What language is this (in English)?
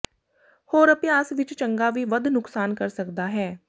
Punjabi